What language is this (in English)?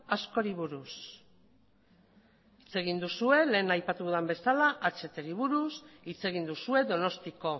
Basque